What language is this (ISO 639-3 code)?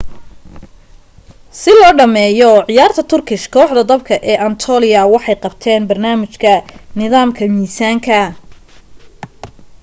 som